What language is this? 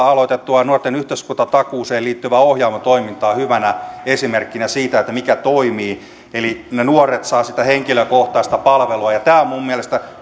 Finnish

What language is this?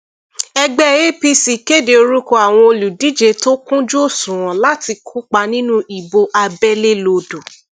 Yoruba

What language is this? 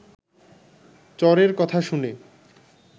Bangla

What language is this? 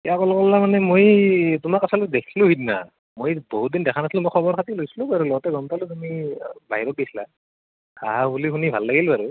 Assamese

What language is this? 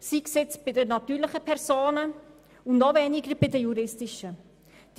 Swiss German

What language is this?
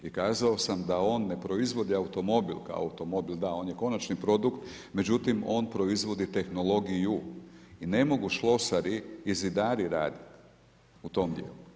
Croatian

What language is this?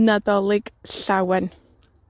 Welsh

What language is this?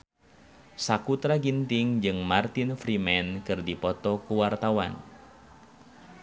Sundanese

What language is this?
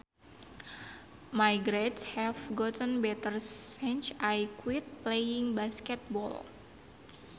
Sundanese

